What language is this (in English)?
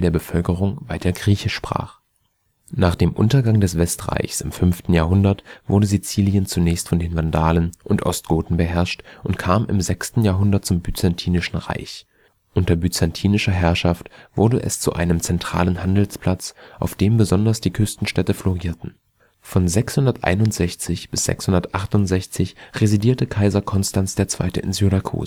German